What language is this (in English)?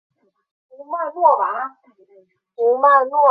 Chinese